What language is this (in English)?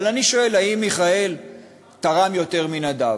Hebrew